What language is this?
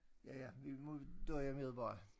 Danish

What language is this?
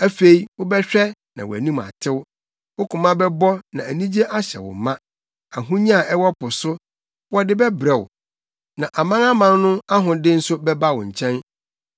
Akan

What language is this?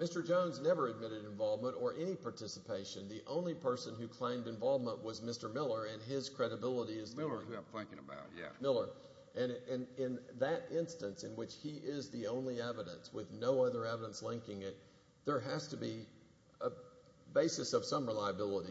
English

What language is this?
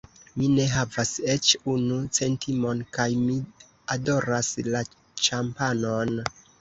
Esperanto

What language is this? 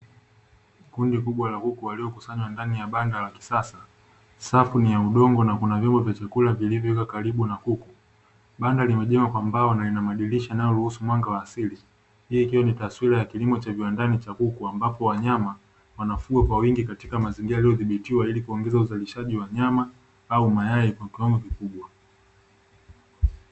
Swahili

